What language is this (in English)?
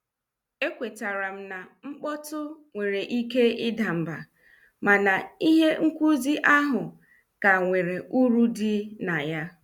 Igbo